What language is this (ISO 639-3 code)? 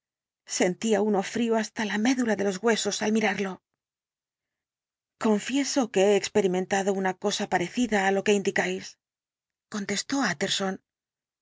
spa